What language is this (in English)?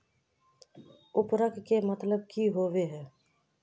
Magahi